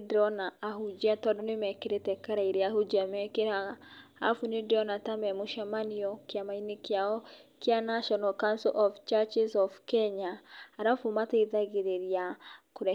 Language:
Kikuyu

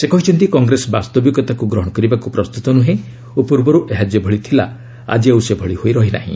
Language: Odia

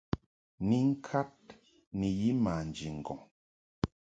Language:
Mungaka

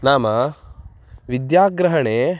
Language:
Sanskrit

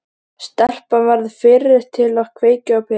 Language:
Icelandic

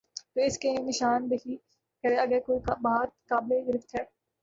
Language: Urdu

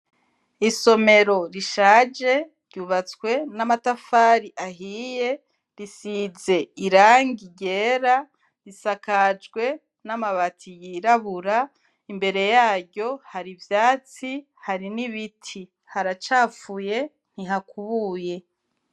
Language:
Rundi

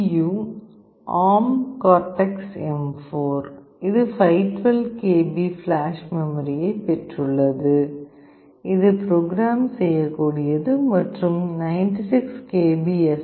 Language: Tamil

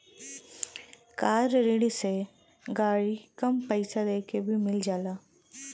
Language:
Bhojpuri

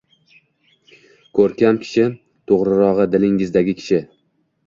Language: Uzbek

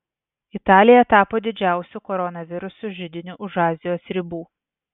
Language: Lithuanian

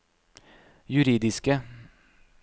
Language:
Norwegian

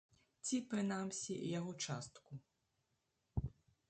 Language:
Belarusian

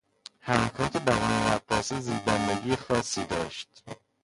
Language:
Persian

